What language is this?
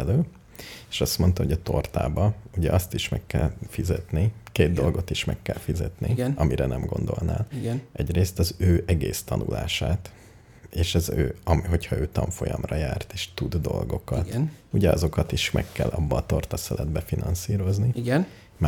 Hungarian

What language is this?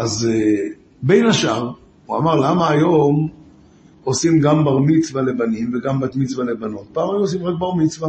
Hebrew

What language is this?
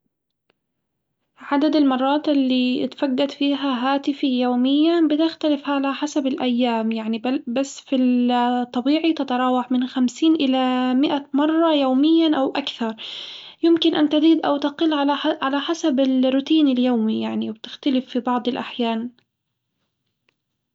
Hijazi Arabic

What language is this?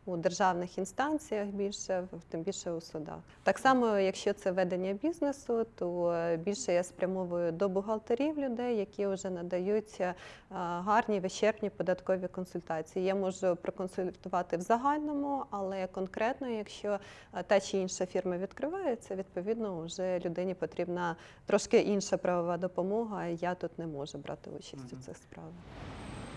Ukrainian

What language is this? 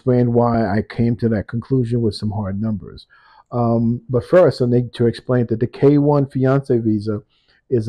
English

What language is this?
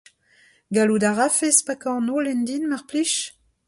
Breton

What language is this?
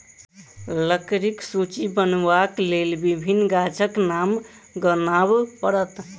Maithili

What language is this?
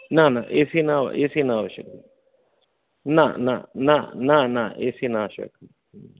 Sanskrit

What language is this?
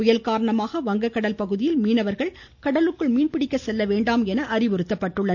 Tamil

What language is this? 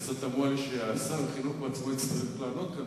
Hebrew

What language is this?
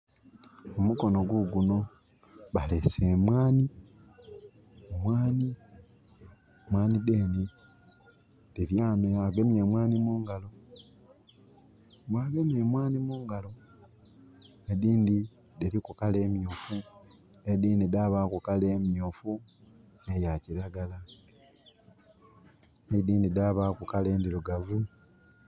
Soga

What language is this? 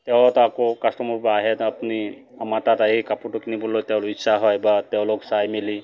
Assamese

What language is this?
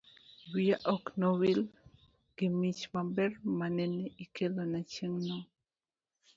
Luo (Kenya and Tanzania)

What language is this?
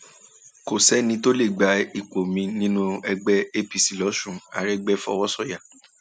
Yoruba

